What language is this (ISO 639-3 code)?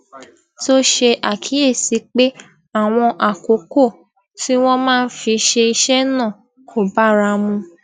yor